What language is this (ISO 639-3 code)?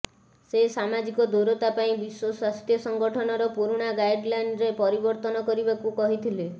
ori